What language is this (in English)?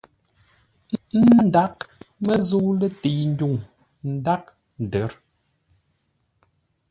Ngombale